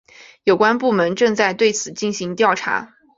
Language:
Chinese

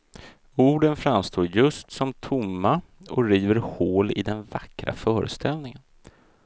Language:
Swedish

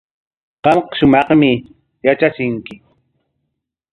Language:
Corongo Ancash Quechua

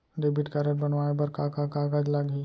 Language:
Chhattisgarhi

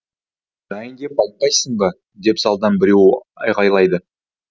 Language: Kazakh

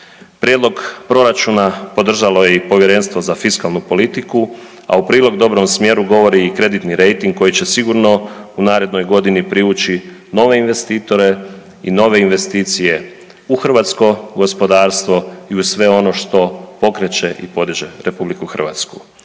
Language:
Croatian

